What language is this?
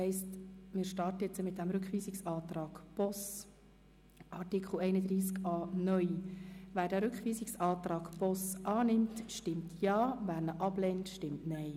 Swiss German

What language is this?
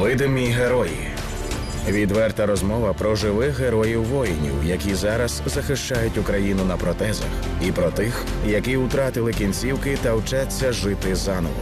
Ukrainian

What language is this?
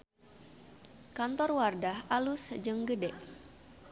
Sundanese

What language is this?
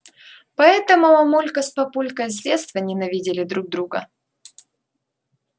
Russian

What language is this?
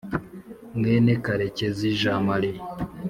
Kinyarwanda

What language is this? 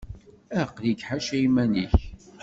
Kabyle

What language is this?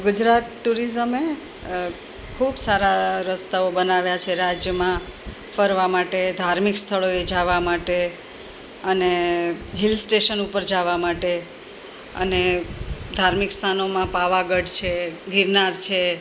Gujarati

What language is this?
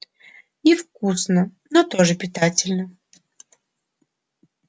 Russian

